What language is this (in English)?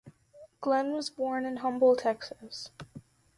English